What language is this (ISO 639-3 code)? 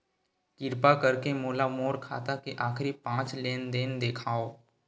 hne